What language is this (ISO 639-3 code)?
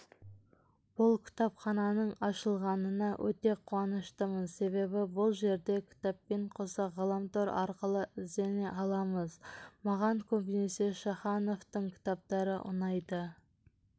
kaz